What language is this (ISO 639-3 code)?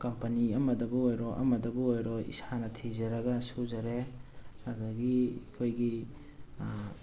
mni